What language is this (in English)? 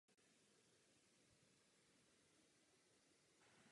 Czech